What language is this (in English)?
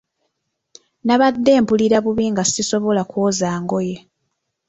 Ganda